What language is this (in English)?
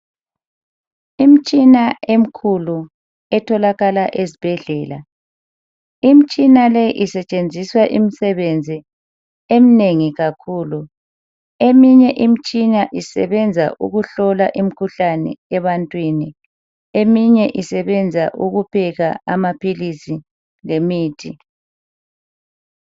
North Ndebele